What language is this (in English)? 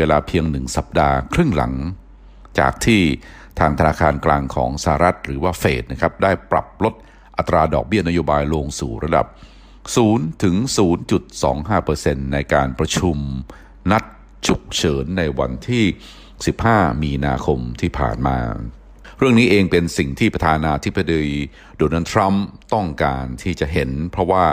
Thai